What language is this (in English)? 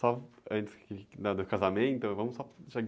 Portuguese